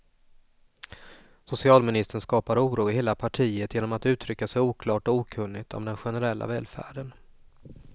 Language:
Swedish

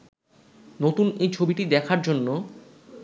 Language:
Bangla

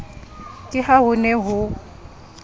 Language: Southern Sotho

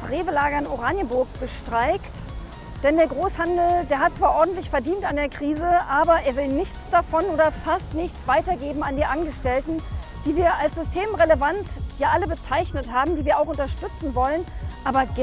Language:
German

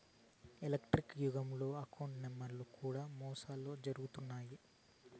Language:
Telugu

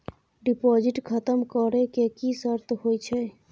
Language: Maithili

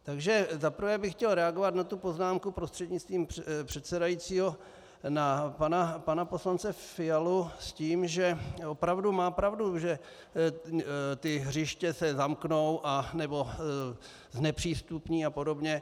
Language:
Czech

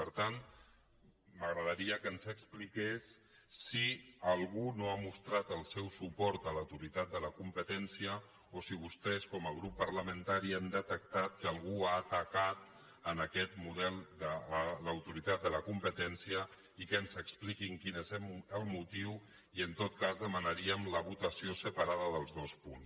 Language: Catalan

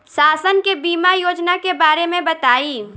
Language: Bhojpuri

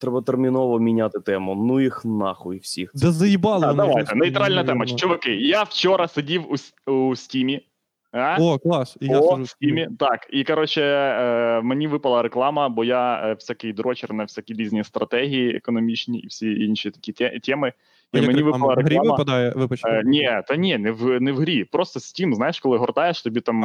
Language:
Ukrainian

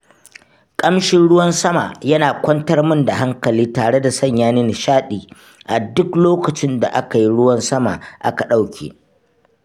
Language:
Hausa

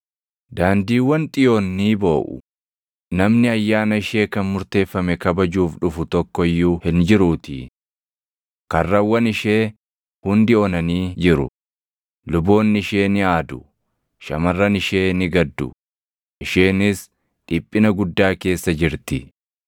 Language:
Oromo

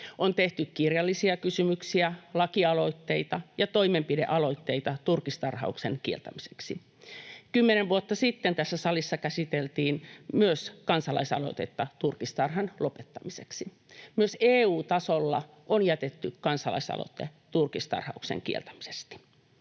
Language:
Finnish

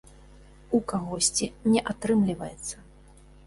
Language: Belarusian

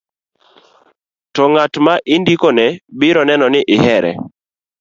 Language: Luo (Kenya and Tanzania)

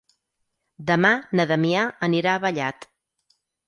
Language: Catalan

